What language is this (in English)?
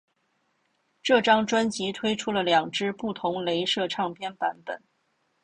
Chinese